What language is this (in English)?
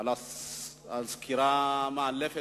Hebrew